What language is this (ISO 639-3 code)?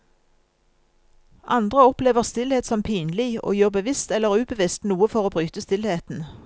nor